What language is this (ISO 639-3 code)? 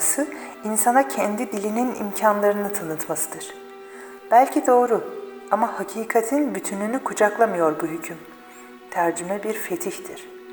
tur